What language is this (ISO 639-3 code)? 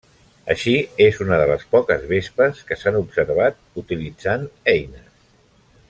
cat